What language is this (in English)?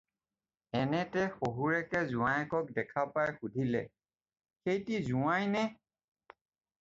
Assamese